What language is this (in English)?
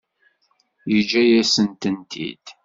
Kabyle